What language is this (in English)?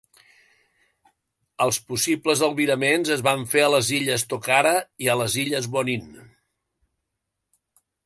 Catalan